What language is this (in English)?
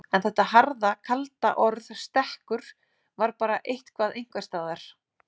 Icelandic